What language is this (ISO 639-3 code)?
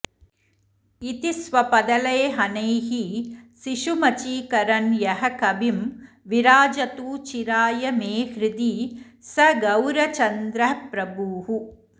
san